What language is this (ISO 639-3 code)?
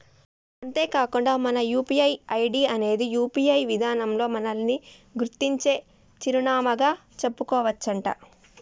tel